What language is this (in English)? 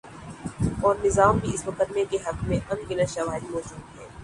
Urdu